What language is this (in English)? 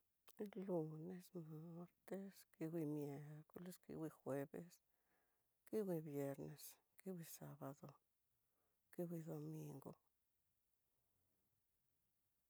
Tidaá Mixtec